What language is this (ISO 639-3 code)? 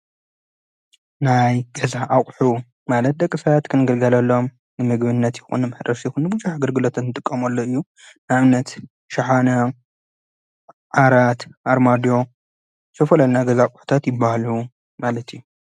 tir